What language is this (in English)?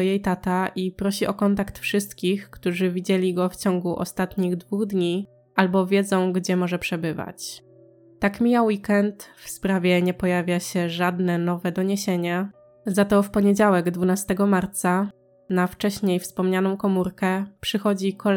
Polish